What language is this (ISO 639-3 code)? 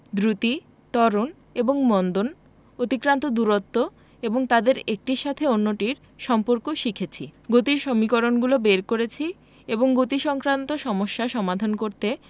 ben